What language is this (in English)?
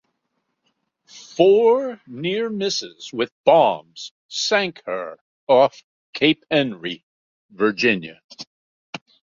English